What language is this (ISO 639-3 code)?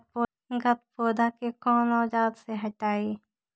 mag